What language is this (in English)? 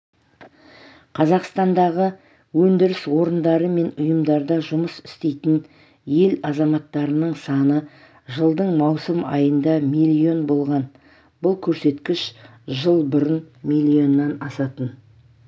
Kazakh